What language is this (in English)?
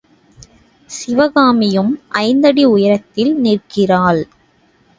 Tamil